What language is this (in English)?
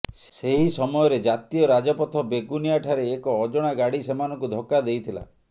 Odia